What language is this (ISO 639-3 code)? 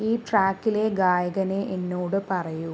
mal